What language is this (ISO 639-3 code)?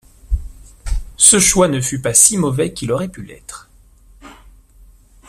fra